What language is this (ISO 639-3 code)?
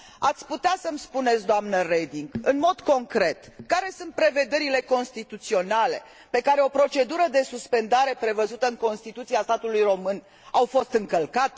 ron